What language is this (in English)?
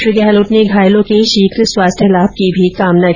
Hindi